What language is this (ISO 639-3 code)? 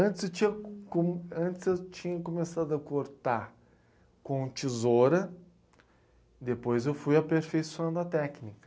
por